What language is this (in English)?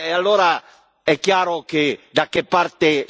Italian